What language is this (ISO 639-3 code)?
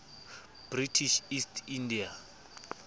sot